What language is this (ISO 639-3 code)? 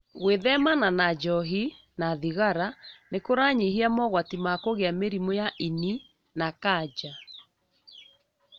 kik